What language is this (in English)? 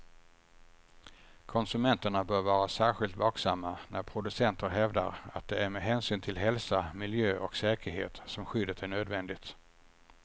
Swedish